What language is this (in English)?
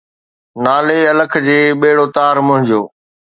Sindhi